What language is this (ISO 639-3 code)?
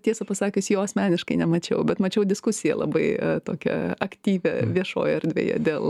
lit